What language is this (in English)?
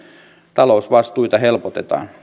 Finnish